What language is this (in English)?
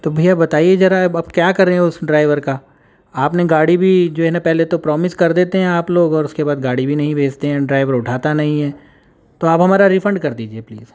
Urdu